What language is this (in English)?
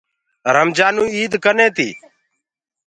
Gurgula